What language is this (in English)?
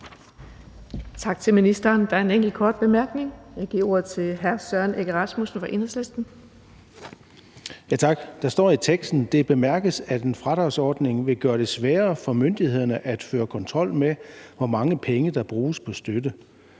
Danish